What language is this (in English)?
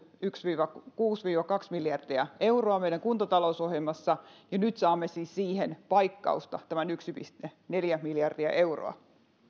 Finnish